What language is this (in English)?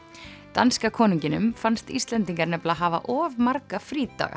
Icelandic